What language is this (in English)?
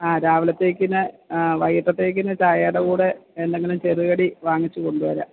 Malayalam